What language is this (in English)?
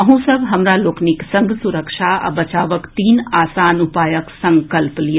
Maithili